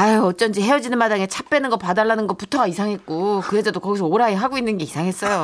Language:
Korean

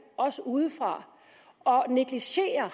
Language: Danish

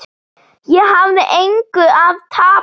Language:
Icelandic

